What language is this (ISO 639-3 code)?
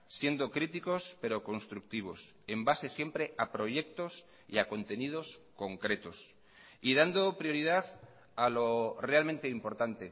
spa